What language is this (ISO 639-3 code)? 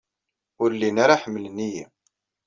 kab